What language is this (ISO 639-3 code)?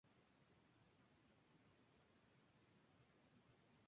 spa